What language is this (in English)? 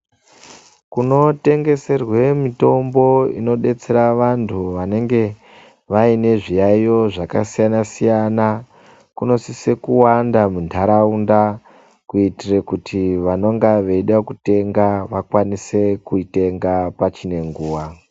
Ndau